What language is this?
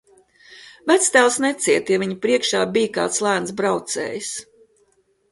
Latvian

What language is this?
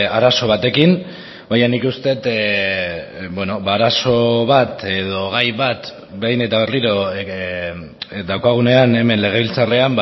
Basque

